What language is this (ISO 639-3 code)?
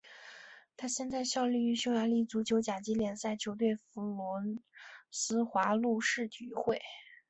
zho